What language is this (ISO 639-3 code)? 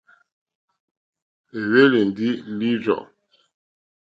bri